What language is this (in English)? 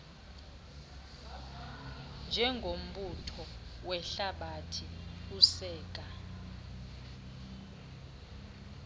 Xhosa